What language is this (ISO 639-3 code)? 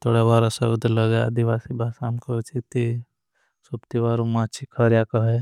bhb